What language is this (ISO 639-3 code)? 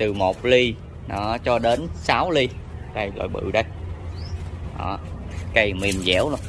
vie